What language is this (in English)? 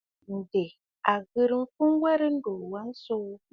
Bafut